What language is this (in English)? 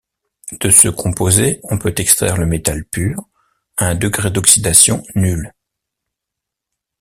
French